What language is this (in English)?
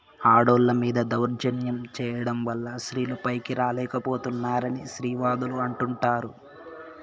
Telugu